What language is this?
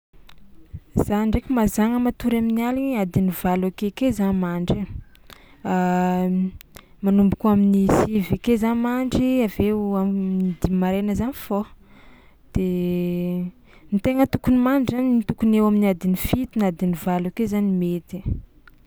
Tsimihety Malagasy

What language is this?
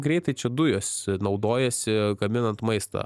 Lithuanian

